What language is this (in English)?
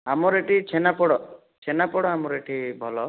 Odia